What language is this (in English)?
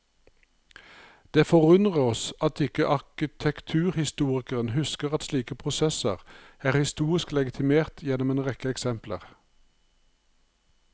Norwegian